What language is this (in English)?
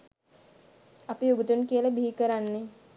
Sinhala